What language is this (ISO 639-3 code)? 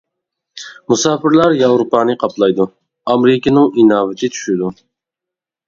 uig